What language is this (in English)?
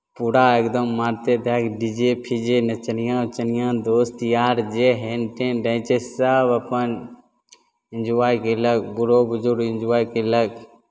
Maithili